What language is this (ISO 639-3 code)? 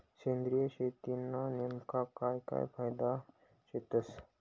mar